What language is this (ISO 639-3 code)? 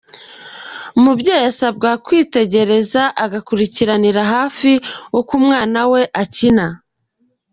kin